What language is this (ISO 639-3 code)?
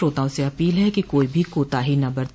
hin